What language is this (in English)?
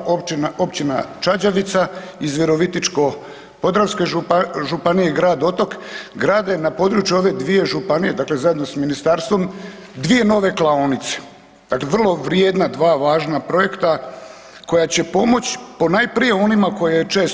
Croatian